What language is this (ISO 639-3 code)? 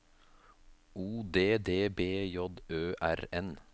nor